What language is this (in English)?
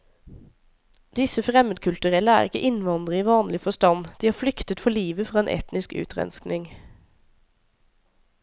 Norwegian